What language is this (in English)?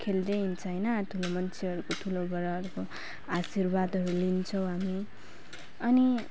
Nepali